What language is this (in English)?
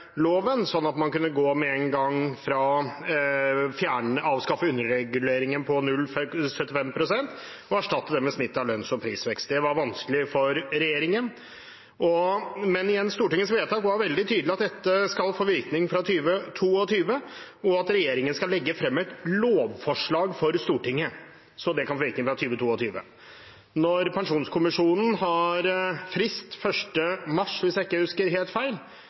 Norwegian Bokmål